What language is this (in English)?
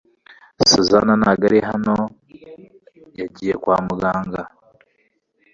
Kinyarwanda